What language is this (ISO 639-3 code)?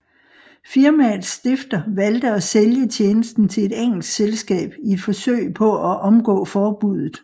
dan